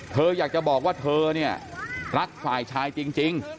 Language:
Thai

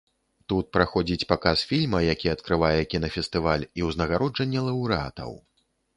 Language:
Belarusian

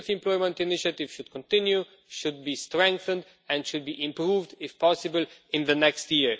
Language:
English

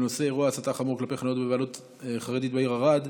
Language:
Hebrew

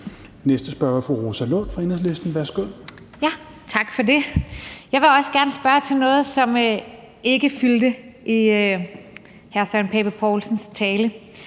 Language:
Danish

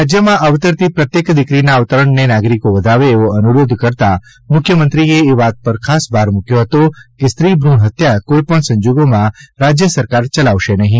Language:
Gujarati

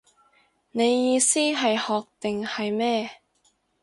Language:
Cantonese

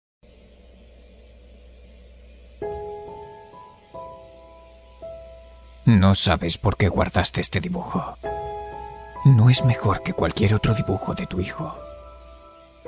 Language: Spanish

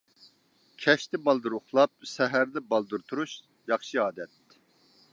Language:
Uyghur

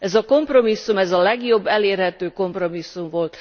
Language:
Hungarian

